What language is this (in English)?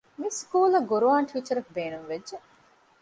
Divehi